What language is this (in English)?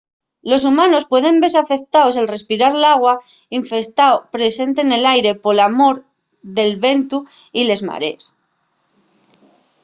Asturian